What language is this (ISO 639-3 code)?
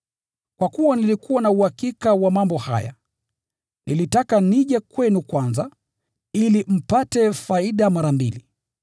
swa